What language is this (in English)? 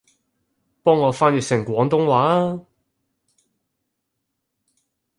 Cantonese